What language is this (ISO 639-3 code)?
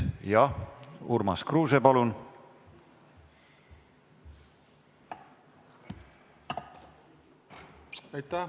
est